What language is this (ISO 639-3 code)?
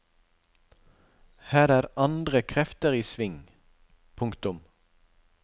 nor